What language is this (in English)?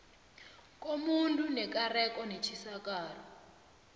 South Ndebele